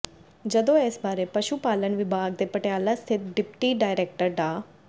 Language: Punjabi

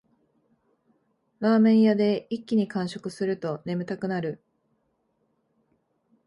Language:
Japanese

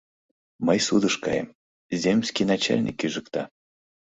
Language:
Mari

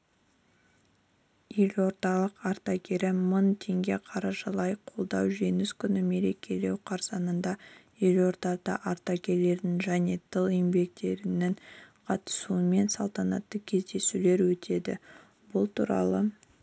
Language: Kazakh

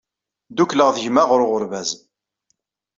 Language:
Kabyle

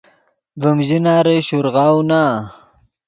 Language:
Yidgha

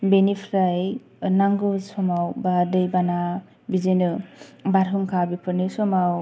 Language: Bodo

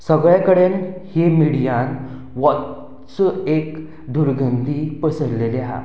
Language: Konkani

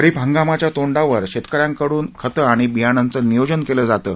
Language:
Marathi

